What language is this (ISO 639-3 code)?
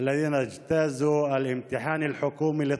heb